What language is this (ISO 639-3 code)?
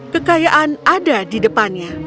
ind